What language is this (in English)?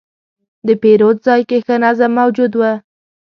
Pashto